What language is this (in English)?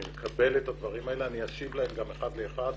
Hebrew